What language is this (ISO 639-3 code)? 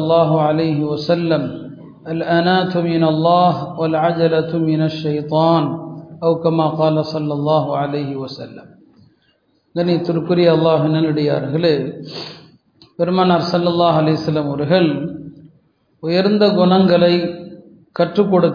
tam